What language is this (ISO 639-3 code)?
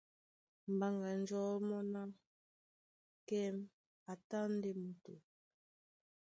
dua